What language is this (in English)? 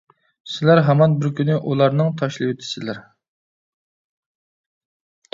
Uyghur